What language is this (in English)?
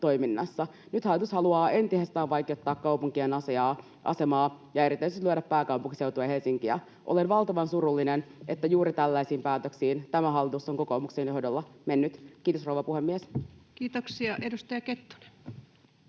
Finnish